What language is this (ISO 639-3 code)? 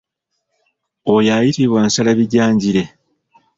lug